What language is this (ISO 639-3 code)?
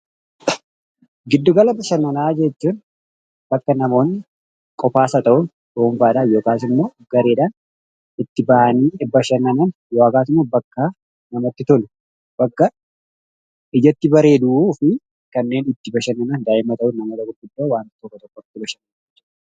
orm